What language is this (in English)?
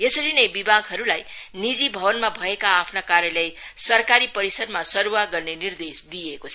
Nepali